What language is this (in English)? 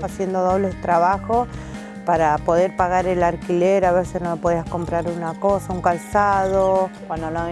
Spanish